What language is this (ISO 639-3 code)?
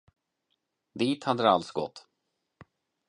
swe